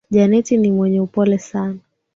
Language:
Swahili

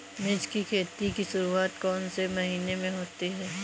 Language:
Hindi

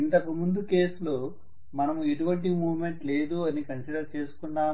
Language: Telugu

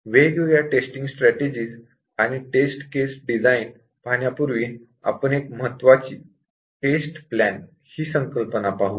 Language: Marathi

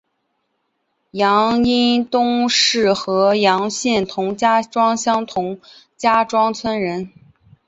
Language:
Chinese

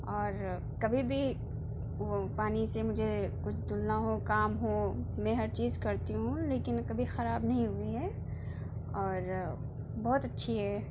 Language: Urdu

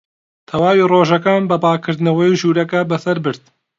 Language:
Central Kurdish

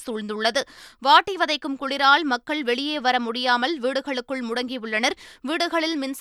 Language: Tamil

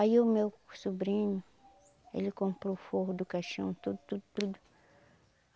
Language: Portuguese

